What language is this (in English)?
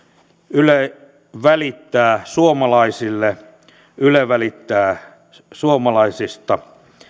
Finnish